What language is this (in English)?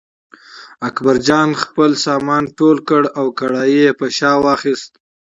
Pashto